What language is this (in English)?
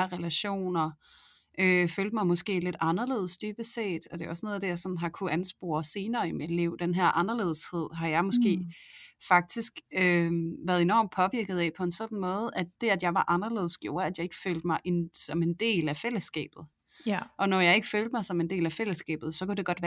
Danish